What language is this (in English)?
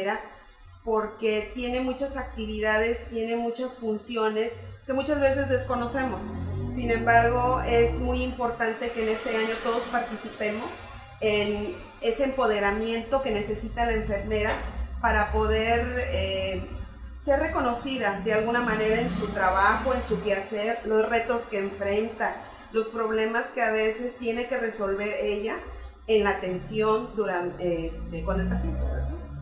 Spanish